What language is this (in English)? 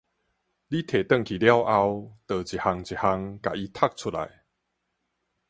Min Nan Chinese